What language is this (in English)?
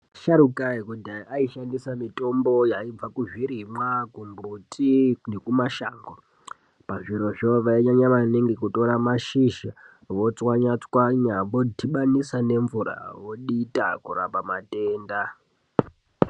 Ndau